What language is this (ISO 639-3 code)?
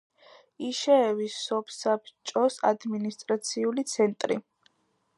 kat